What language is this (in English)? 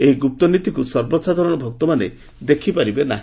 Odia